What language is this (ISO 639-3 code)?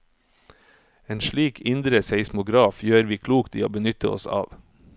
nor